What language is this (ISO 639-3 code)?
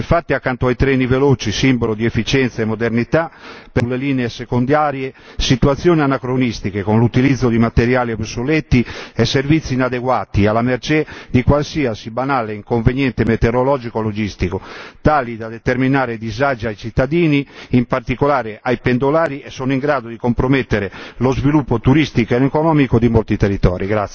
ita